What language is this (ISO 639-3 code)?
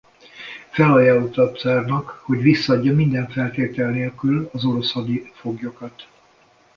hun